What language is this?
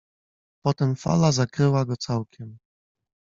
Polish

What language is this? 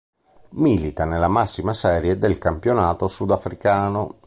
Italian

